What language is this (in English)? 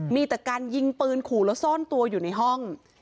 Thai